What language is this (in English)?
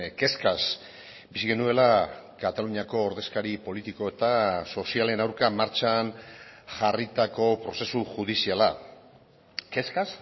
Basque